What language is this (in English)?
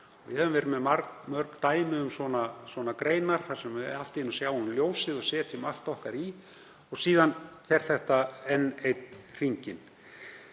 Icelandic